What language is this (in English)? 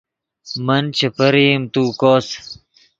Yidgha